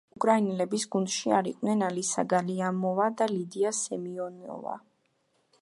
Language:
Georgian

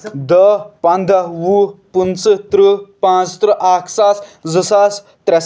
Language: Kashmiri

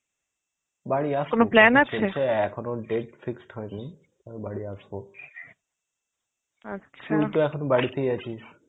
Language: Bangla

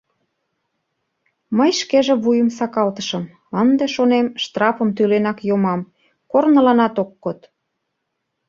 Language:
Mari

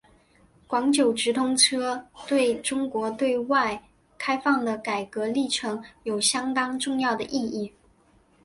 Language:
Chinese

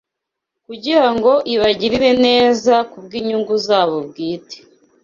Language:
Kinyarwanda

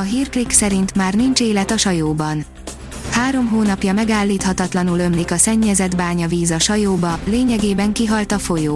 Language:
Hungarian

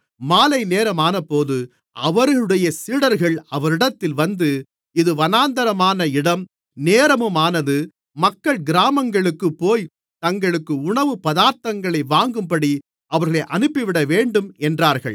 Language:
Tamil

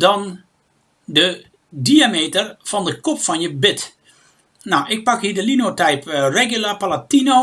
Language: Dutch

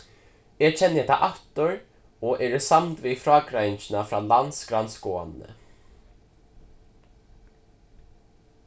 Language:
Faroese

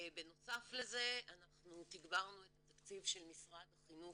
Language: Hebrew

